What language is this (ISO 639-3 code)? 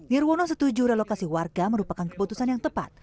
ind